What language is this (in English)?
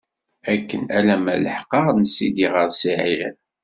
Kabyle